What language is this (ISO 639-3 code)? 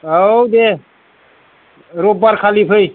brx